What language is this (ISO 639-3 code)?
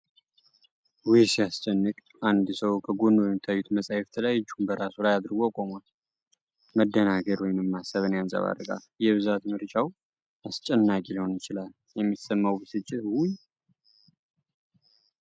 amh